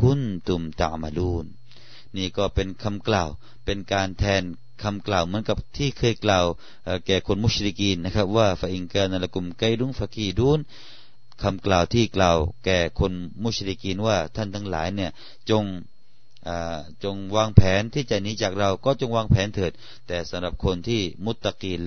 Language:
Thai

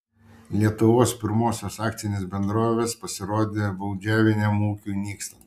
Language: Lithuanian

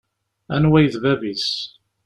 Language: Kabyle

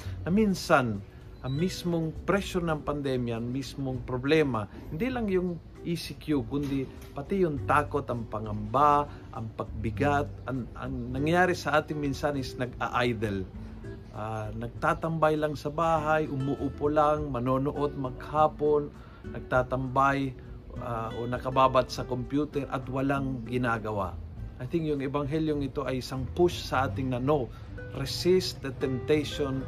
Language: Filipino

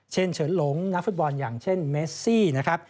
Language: Thai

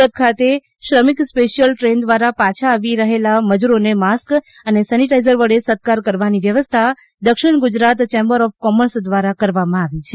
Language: Gujarati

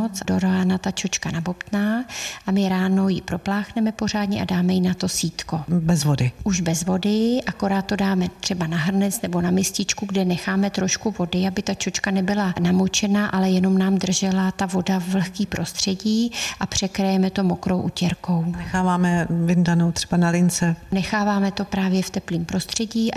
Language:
Czech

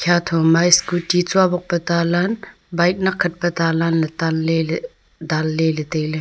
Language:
Wancho Naga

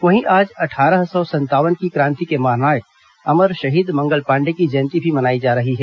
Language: Hindi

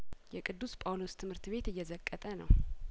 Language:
Amharic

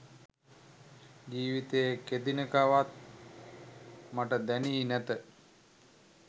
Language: Sinhala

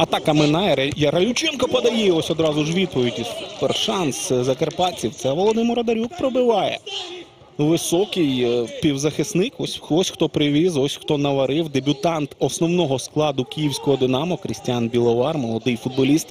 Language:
Ukrainian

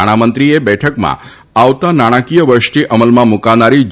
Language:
Gujarati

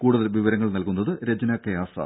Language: Malayalam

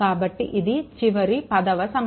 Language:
Telugu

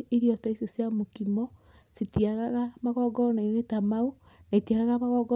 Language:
Kikuyu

